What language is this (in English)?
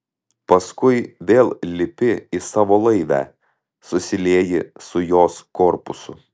Lithuanian